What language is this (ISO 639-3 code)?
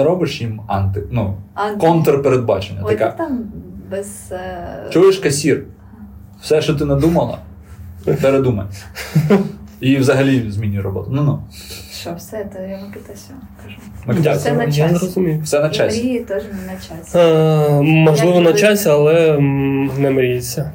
ukr